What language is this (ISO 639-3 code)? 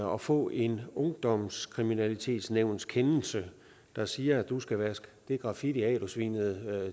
dan